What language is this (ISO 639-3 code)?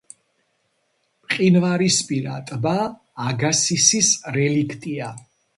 kat